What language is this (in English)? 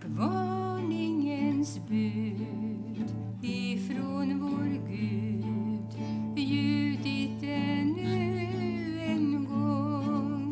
Swedish